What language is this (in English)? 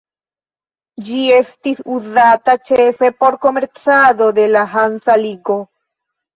Esperanto